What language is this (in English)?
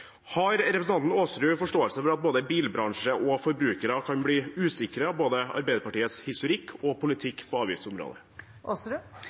Norwegian Bokmål